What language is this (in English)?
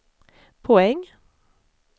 Swedish